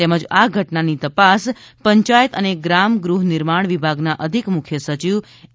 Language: Gujarati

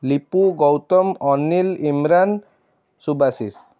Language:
Odia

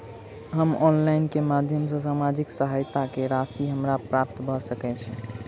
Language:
Maithili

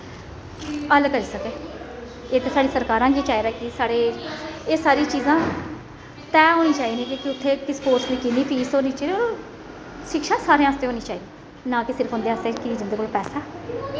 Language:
Dogri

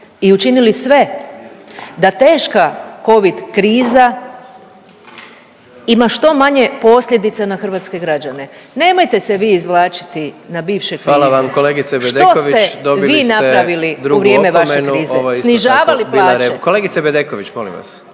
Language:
Croatian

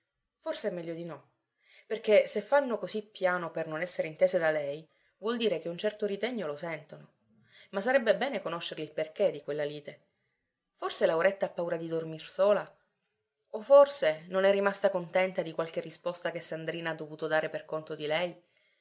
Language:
Italian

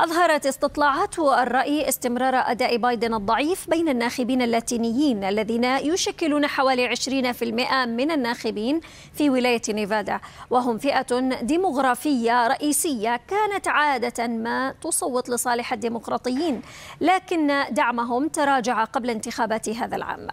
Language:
Arabic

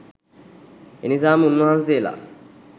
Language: Sinhala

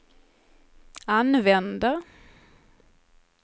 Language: Swedish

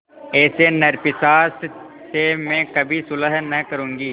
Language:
Hindi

